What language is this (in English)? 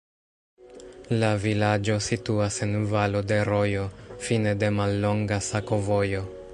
Esperanto